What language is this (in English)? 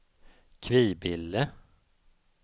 Swedish